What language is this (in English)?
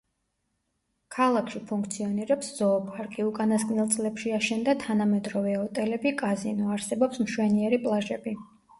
Georgian